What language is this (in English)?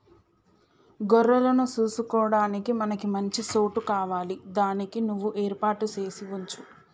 Telugu